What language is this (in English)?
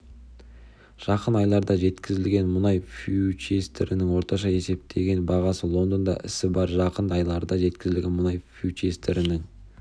Kazakh